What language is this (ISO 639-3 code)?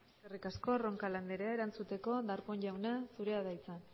eus